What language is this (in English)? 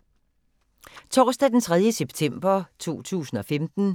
Danish